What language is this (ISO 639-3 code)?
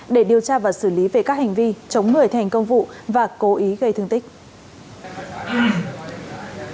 vie